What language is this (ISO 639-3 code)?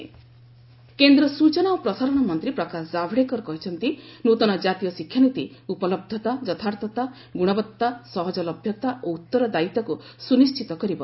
ori